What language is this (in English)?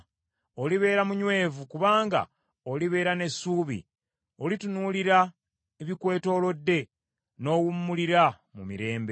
Ganda